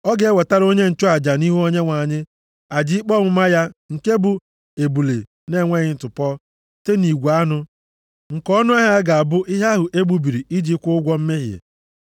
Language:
Igbo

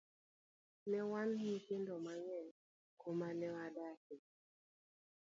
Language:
Luo (Kenya and Tanzania)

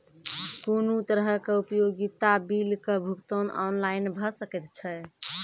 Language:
Maithili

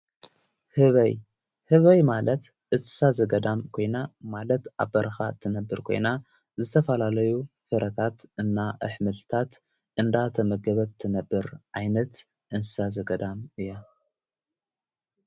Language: Tigrinya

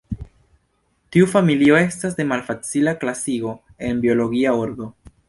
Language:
Esperanto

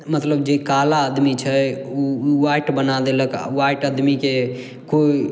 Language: Maithili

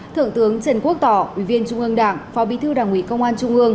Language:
Vietnamese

